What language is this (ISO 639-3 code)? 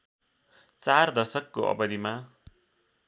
nep